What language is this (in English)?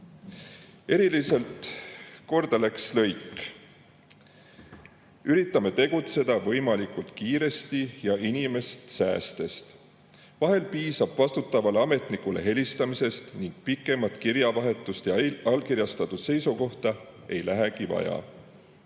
Estonian